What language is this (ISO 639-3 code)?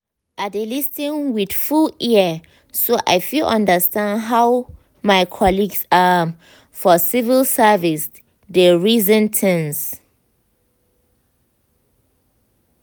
pcm